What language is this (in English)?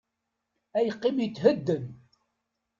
Kabyle